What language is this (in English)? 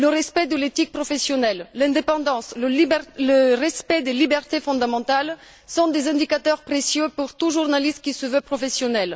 French